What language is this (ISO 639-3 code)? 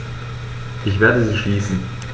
deu